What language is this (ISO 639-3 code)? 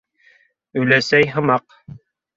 bak